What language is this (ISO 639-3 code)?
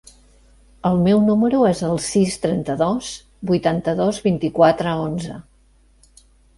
cat